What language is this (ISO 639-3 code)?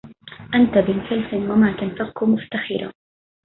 ara